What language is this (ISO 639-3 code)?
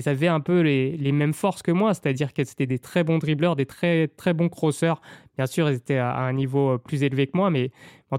fra